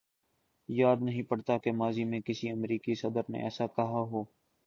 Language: Urdu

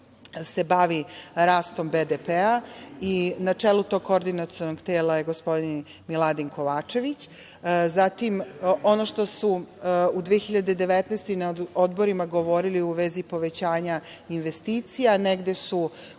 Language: Serbian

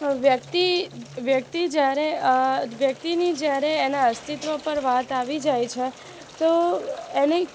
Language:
Gujarati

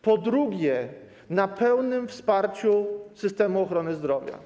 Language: Polish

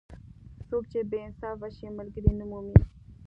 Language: Pashto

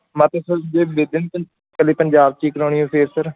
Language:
Punjabi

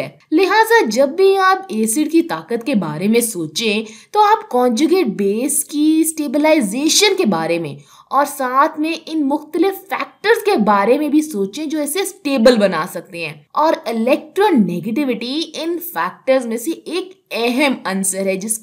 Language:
Hindi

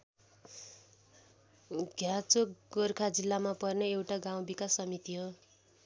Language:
Nepali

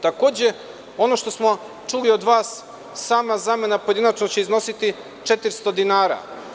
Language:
Serbian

